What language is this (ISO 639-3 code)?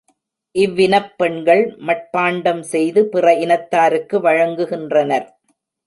tam